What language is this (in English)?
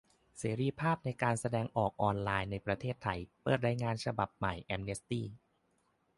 Thai